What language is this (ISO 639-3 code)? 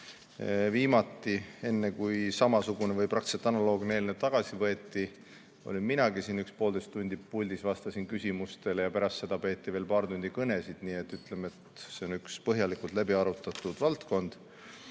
est